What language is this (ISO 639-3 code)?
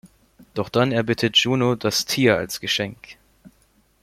deu